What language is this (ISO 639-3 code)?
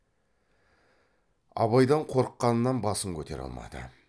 kaz